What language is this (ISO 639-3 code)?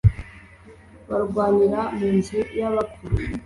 kin